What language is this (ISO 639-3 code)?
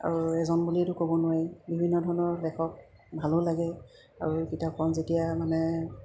asm